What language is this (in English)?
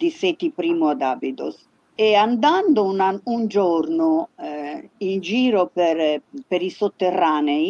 Italian